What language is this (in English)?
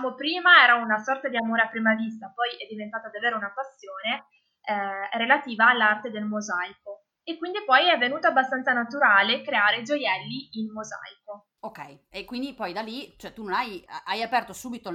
Italian